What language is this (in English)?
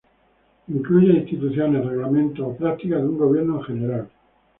Spanish